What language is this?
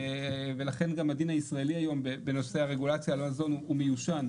Hebrew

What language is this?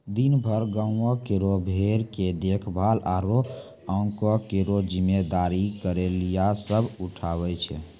Maithili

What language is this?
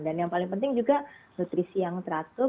Indonesian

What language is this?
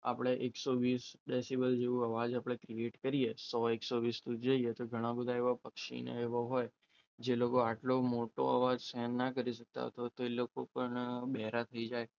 Gujarati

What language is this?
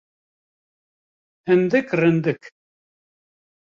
Kurdish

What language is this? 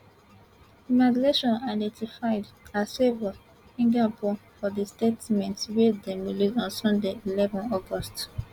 Nigerian Pidgin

